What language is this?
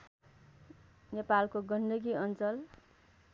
Nepali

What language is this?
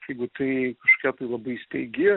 Lithuanian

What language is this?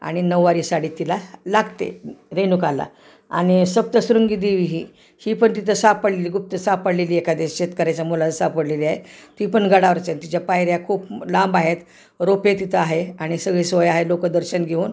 Marathi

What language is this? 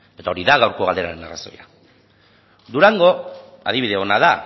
Basque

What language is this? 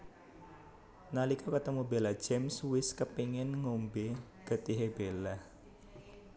Javanese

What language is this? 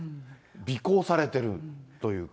Japanese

